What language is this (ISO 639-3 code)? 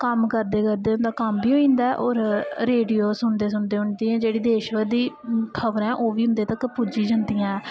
doi